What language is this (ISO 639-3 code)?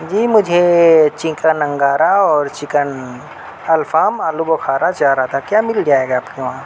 urd